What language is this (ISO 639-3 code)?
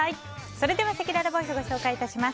jpn